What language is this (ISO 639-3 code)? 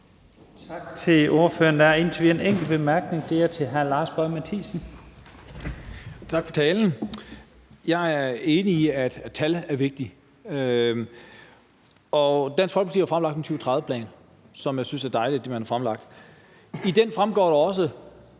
dan